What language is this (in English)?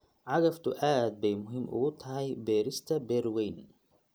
Somali